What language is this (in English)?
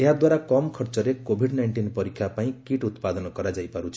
Odia